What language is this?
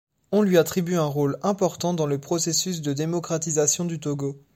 French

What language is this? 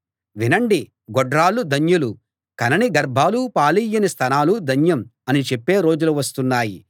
Telugu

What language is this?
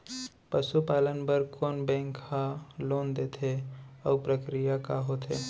Chhattisgarhi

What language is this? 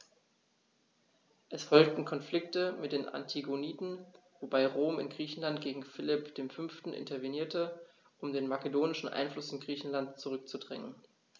German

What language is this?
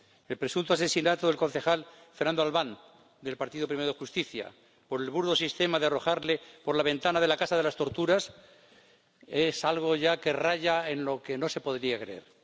Spanish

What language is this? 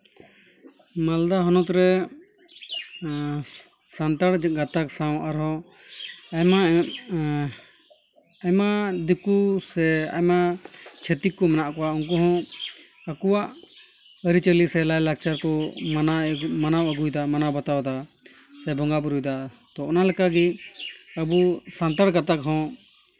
Santali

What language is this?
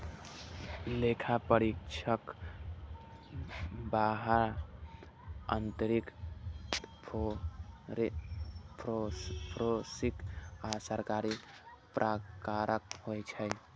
Maithili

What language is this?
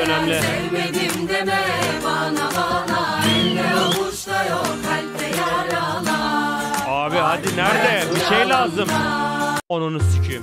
Turkish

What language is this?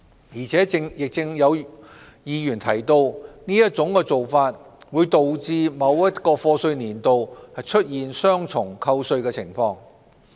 Cantonese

